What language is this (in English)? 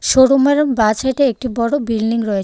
Bangla